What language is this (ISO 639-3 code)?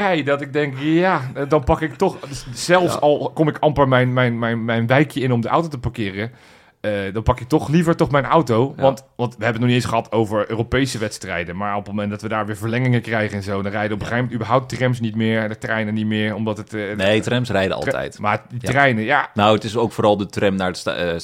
nld